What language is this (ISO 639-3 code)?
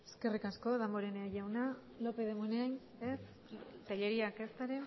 eus